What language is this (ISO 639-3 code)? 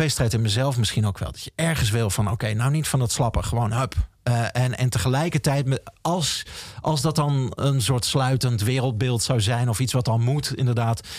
nld